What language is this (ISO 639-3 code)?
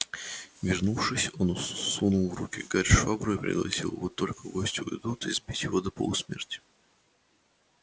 rus